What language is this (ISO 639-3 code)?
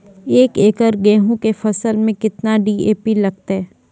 mai